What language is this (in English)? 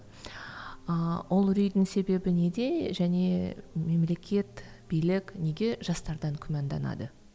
Kazakh